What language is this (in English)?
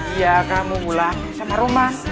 Indonesian